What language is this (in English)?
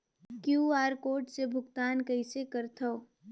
Chhattisgarhi